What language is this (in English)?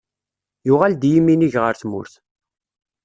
Kabyle